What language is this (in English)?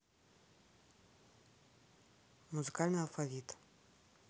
Russian